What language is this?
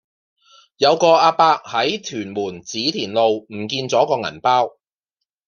Cantonese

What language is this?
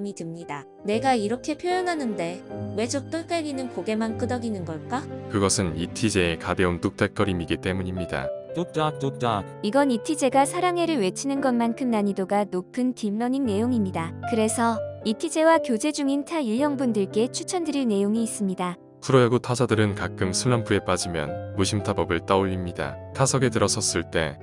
Korean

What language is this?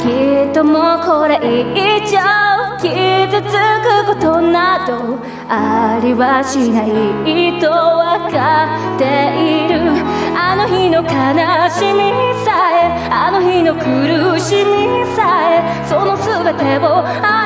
Japanese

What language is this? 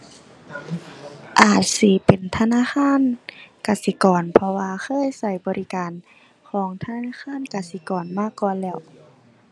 Thai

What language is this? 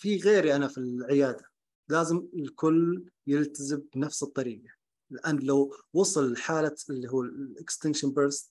Arabic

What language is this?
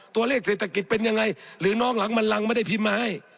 Thai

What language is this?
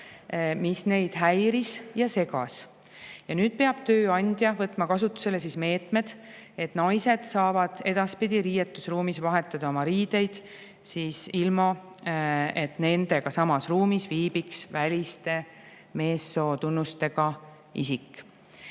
Estonian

